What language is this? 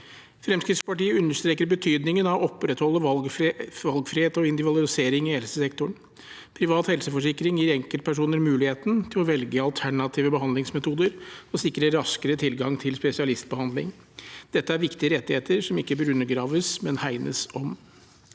Norwegian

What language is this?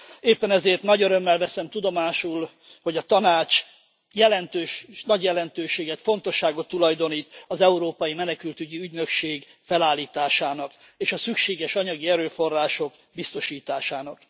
Hungarian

